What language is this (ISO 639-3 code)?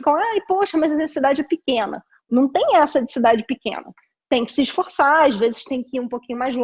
por